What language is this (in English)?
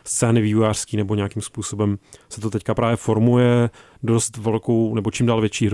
Czech